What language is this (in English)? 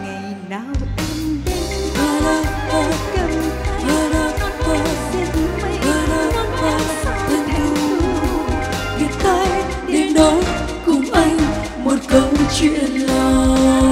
Vietnamese